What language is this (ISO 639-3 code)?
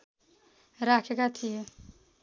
nep